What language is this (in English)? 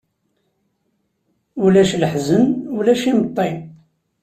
Kabyle